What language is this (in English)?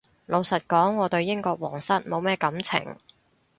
Cantonese